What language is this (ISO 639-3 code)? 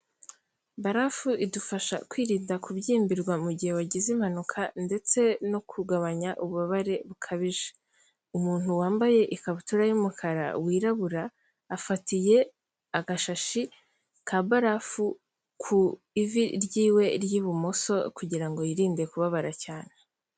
kin